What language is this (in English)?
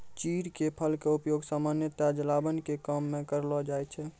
Maithili